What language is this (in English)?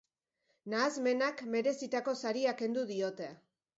Basque